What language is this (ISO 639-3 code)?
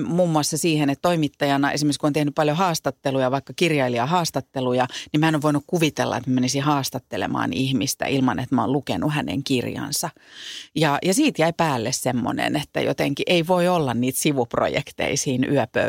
fin